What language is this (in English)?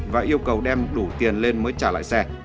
Vietnamese